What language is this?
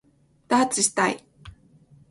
Japanese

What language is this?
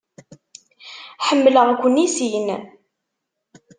Kabyle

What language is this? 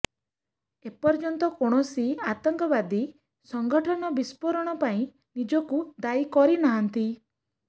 Odia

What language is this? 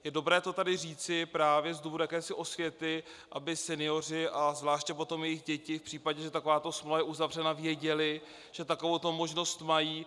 Czech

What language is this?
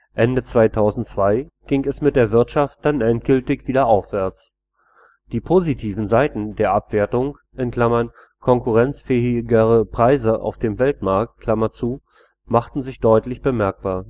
German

